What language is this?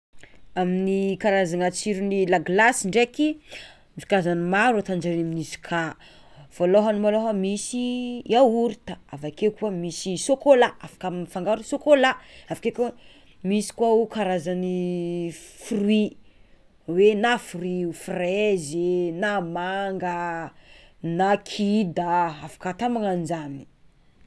Tsimihety Malagasy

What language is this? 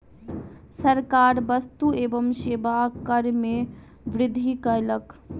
Maithili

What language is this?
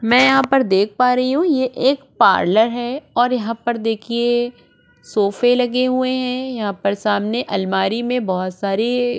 Hindi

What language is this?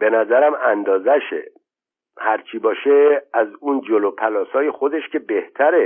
Persian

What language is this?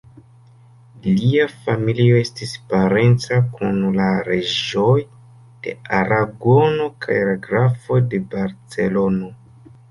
Esperanto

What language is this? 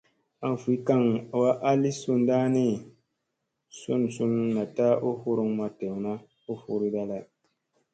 Musey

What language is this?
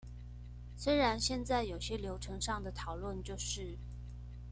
Chinese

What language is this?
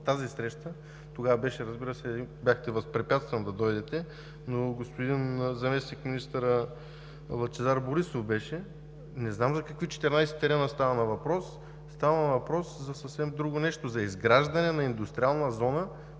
Bulgarian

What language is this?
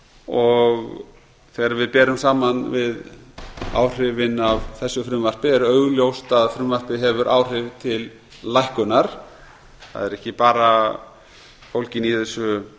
Icelandic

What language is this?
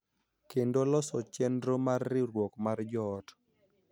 Luo (Kenya and Tanzania)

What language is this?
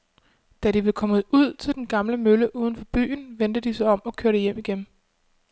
Danish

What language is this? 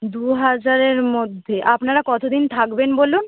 Bangla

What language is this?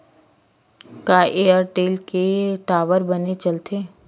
Chhattisgarhi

